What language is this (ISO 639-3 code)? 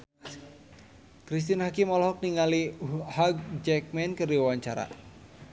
sun